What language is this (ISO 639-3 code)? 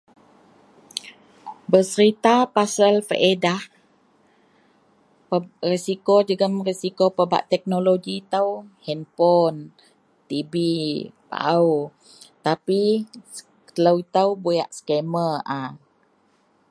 mel